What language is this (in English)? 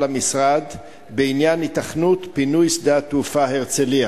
Hebrew